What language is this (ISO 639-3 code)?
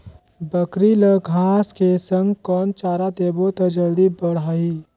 hne